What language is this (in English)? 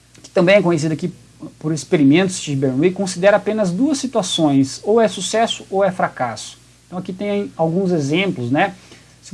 Portuguese